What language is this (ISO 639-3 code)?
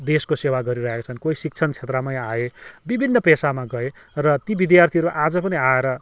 nep